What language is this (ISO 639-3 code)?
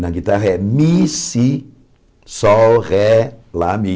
por